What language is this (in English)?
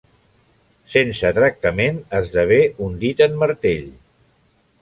Catalan